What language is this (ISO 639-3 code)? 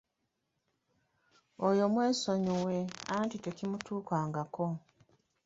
lug